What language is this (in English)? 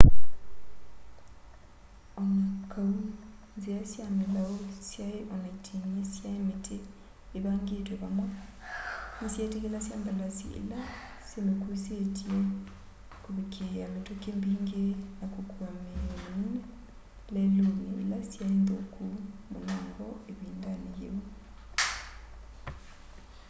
Kamba